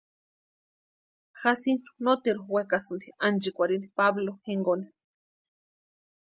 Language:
Western Highland Purepecha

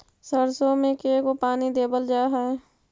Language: Magahi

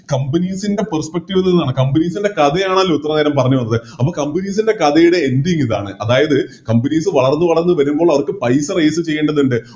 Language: Malayalam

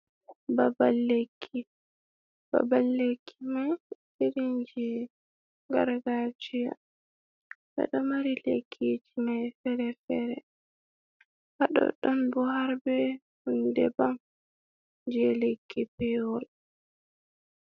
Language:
Fula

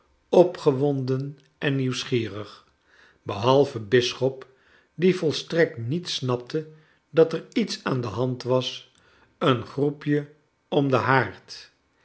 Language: Dutch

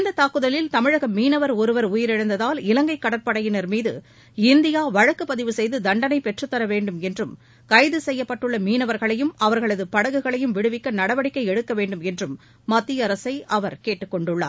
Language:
Tamil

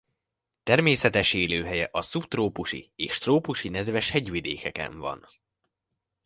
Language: Hungarian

